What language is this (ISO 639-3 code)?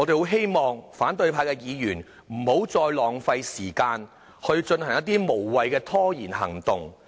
yue